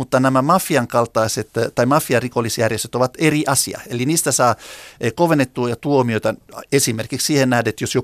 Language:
Finnish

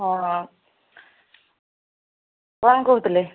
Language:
Odia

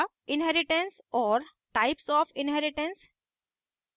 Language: Hindi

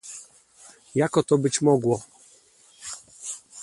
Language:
Polish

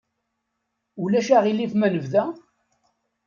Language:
Kabyle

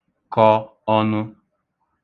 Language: Igbo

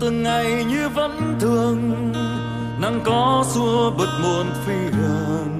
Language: Vietnamese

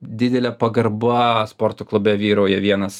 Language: Lithuanian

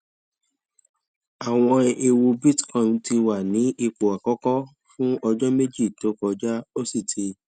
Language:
Yoruba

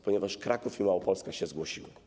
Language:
Polish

